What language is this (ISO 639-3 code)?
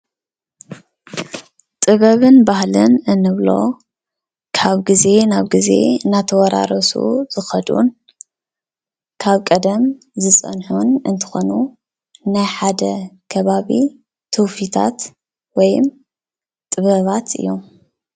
tir